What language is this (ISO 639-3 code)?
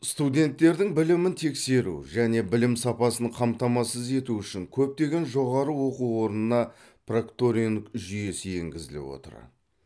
kaz